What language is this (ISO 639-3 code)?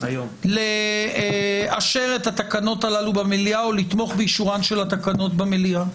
heb